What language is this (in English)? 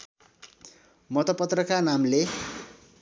Nepali